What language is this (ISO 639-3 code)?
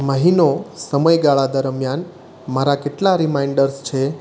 guj